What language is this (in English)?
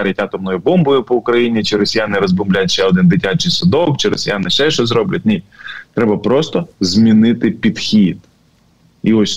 Ukrainian